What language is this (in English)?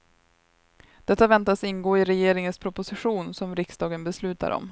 Swedish